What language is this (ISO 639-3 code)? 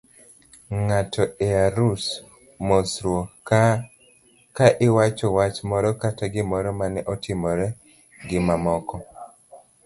luo